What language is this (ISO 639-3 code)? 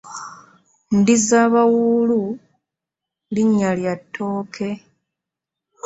lug